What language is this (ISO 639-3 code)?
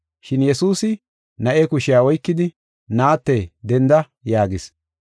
gof